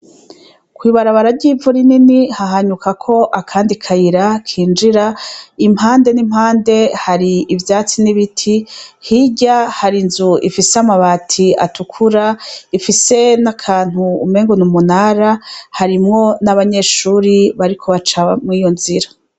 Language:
Rundi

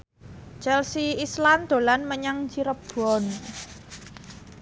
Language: Javanese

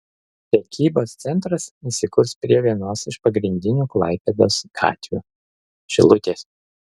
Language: Lithuanian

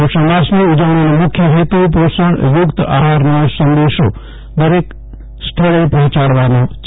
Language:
Gujarati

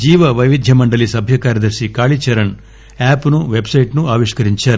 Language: Telugu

